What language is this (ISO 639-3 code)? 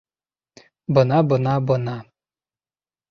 bak